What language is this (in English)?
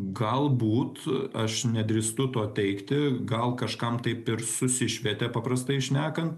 Lithuanian